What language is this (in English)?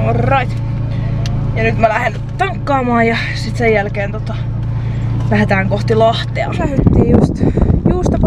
Finnish